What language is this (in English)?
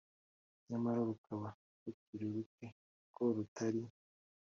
Kinyarwanda